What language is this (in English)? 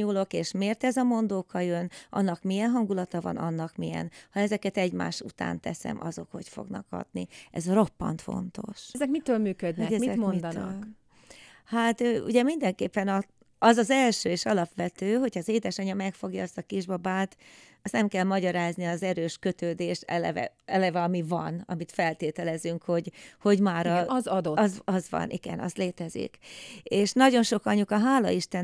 Hungarian